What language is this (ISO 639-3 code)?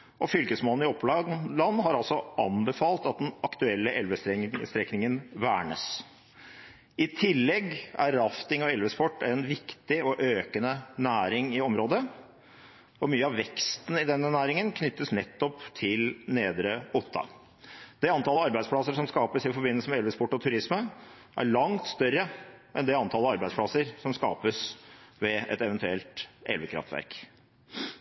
nob